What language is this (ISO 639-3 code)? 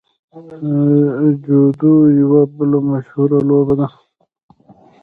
pus